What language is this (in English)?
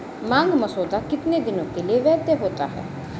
Hindi